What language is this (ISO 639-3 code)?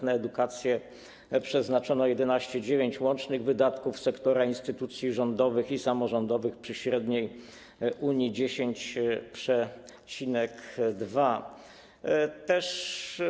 pol